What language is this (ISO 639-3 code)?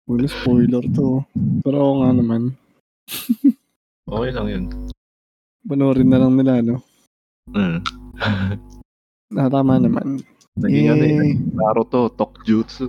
fil